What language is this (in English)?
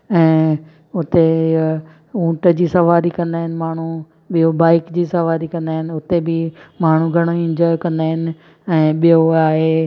Sindhi